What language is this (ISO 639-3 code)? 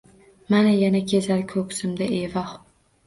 uzb